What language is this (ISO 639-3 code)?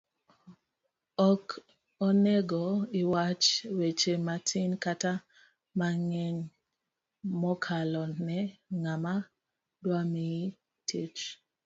luo